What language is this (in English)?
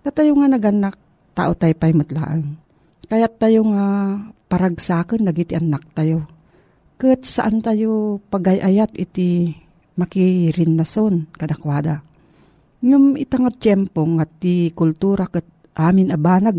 Filipino